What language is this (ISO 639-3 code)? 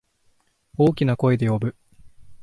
jpn